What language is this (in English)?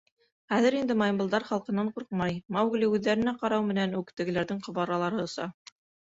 Bashkir